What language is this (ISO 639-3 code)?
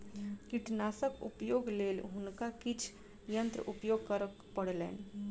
mai